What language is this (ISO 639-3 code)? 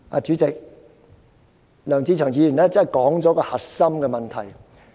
yue